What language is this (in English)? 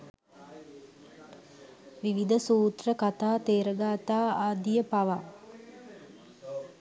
Sinhala